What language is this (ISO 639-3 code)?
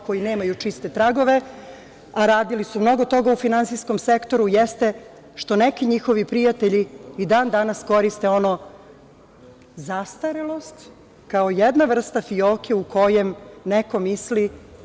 srp